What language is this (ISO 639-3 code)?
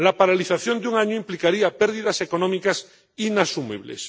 spa